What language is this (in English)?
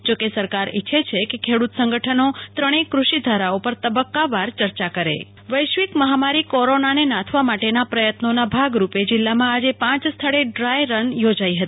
Gujarati